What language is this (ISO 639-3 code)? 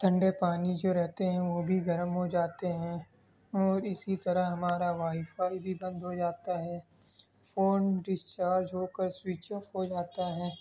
urd